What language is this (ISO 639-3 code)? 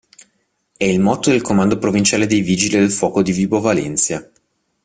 ita